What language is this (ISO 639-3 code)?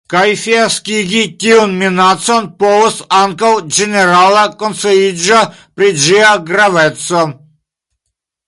epo